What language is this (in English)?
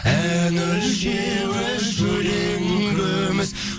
Kazakh